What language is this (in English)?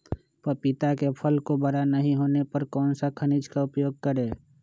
Magahi